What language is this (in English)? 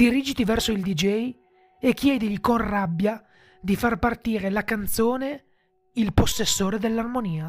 Italian